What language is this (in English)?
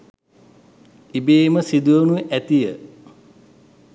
Sinhala